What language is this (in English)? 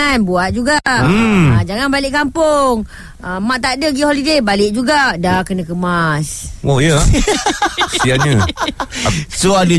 Malay